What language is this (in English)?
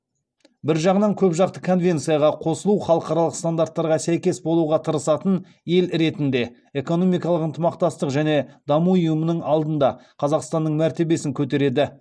Kazakh